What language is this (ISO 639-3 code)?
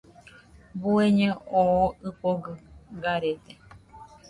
hux